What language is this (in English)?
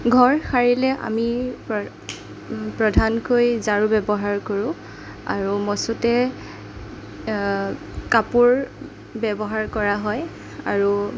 Assamese